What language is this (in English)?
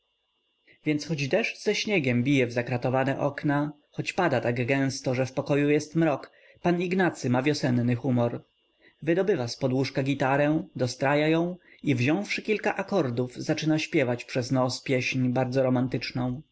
Polish